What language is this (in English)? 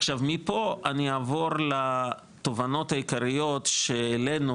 Hebrew